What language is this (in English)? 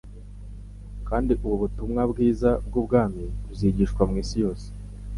Kinyarwanda